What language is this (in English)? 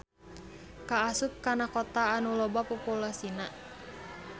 Sundanese